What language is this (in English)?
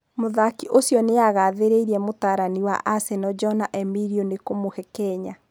Kikuyu